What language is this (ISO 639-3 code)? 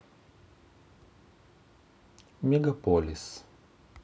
rus